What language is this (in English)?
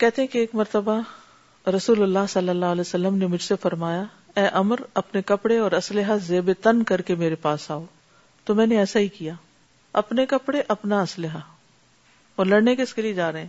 Urdu